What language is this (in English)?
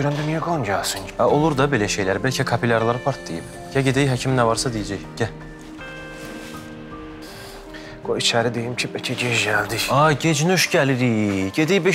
Turkish